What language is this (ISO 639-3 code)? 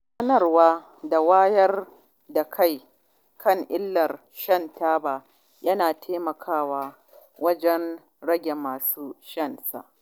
hau